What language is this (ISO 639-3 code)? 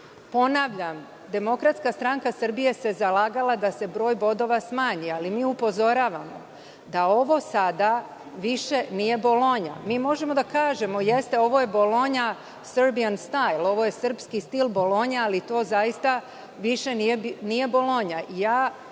srp